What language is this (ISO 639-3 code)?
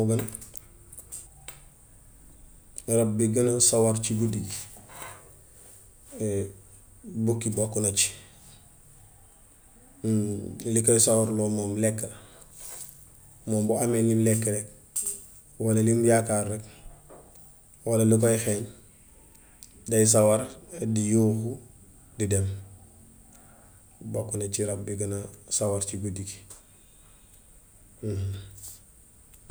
wof